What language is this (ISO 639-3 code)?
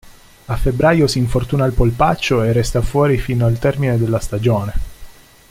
ita